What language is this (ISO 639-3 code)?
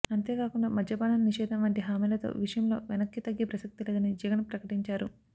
tel